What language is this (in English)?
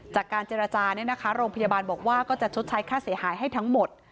Thai